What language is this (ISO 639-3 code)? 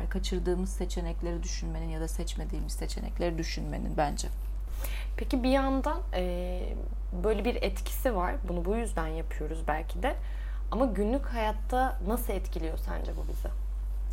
tur